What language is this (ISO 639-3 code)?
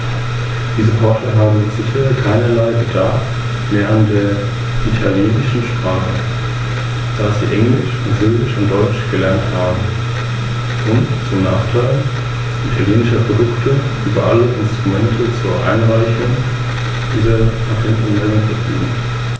deu